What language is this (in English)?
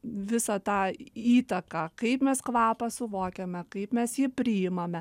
Lithuanian